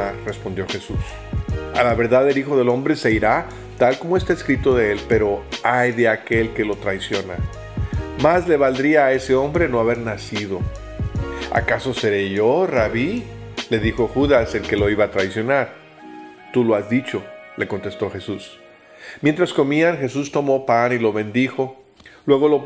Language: Spanish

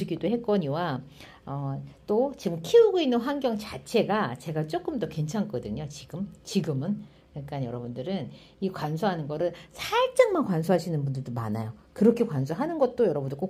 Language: Korean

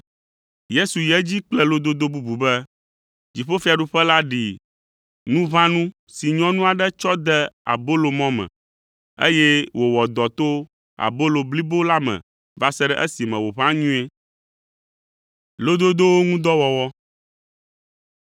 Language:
Ewe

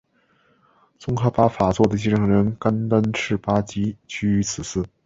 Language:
Chinese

